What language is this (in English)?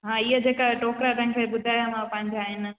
Sindhi